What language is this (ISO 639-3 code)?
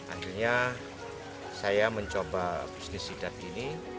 ind